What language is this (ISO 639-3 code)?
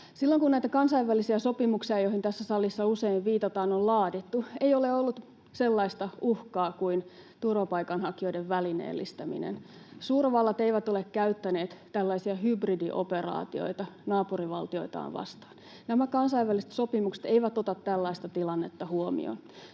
fin